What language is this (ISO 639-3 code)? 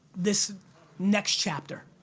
eng